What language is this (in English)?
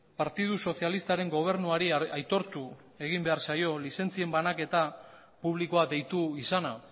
Basque